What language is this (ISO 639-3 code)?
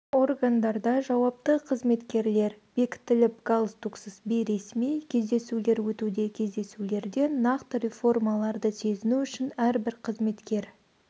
kaz